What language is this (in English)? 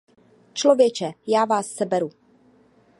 Czech